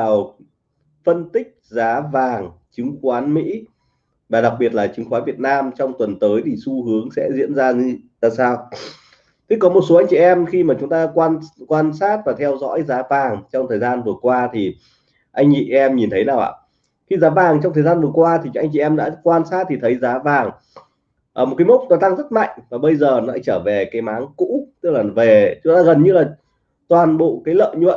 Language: Vietnamese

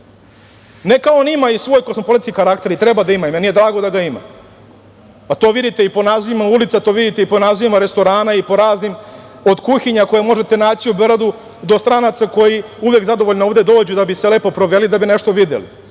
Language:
Serbian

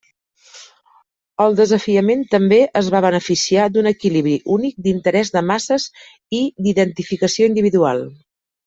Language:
Catalan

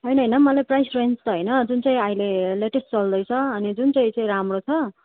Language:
Nepali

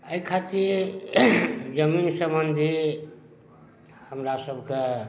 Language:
Maithili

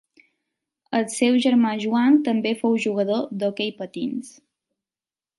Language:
Catalan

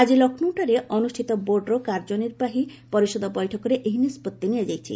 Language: Odia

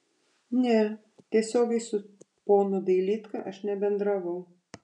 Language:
Lithuanian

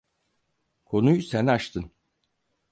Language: Turkish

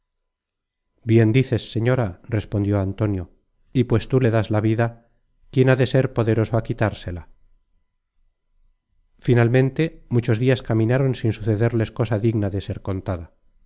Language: Spanish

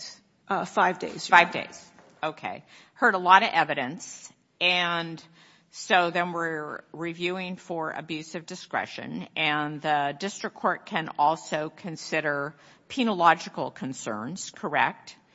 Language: English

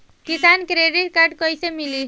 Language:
Bhojpuri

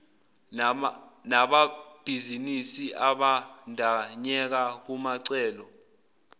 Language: Zulu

